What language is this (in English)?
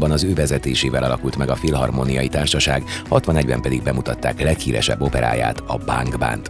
Hungarian